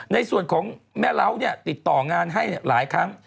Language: Thai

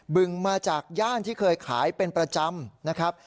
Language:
Thai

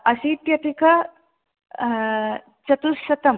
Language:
Sanskrit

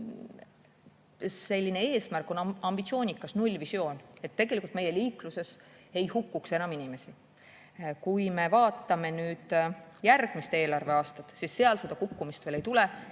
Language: Estonian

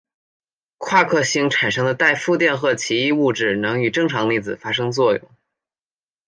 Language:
Chinese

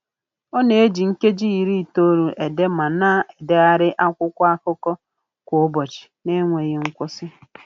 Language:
Igbo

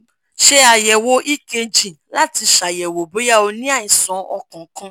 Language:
Yoruba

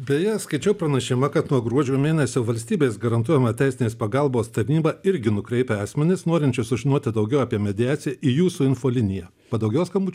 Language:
Lithuanian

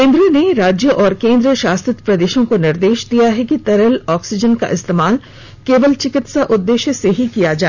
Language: Hindi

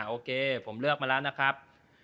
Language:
Thai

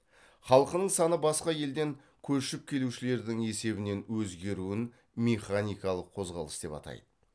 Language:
Kazakh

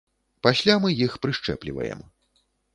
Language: Belarusian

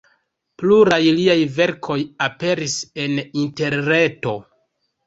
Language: Esperanto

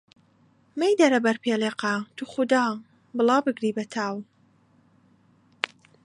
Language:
Central Kurdish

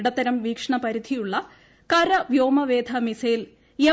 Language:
Malayalam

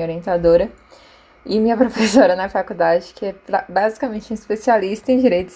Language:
Portuguese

